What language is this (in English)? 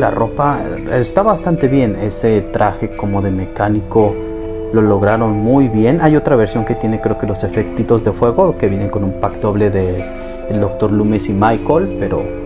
Spanish